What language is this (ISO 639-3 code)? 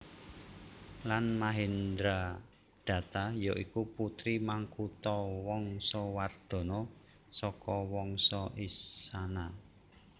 jav